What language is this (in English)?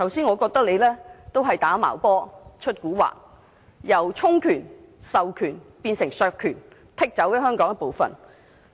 Cantonese